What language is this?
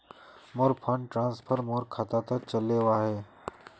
Magahi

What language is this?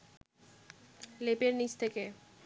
Bangla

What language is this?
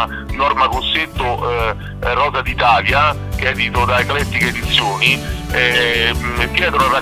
Italian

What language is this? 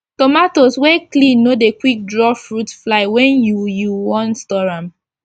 Nigerian Pidgin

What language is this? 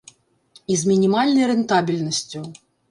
Belarusian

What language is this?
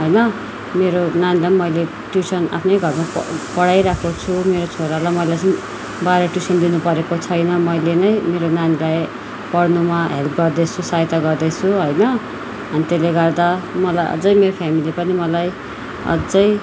Nepali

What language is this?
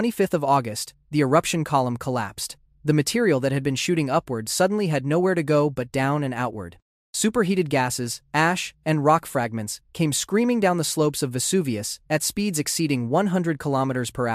English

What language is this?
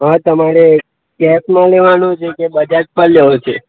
Gujarati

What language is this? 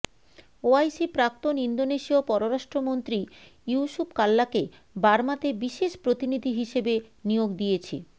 Bangla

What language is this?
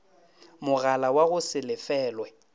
Northern Sotho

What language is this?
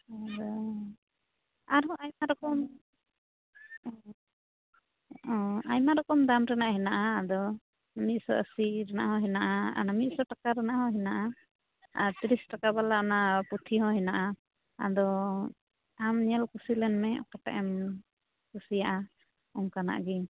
Santali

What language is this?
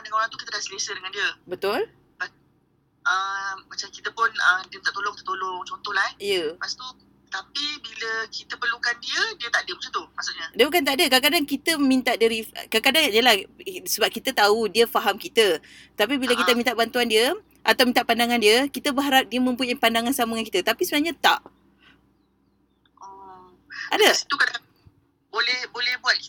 Malay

